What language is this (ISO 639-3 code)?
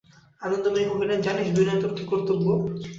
ben